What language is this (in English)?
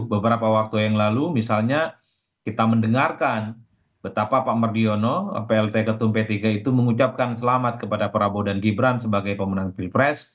Indonesian